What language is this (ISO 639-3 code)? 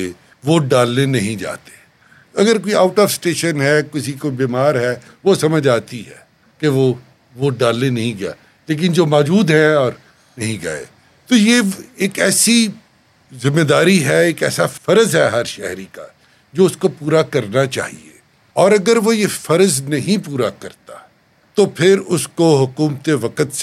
urd